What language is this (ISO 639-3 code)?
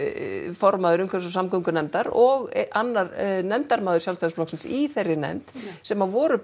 isl